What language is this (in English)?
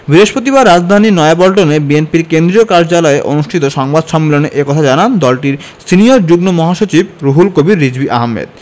Bangla